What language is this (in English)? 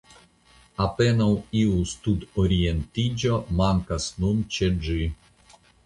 Esperanto